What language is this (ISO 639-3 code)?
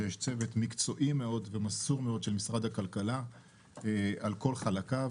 heb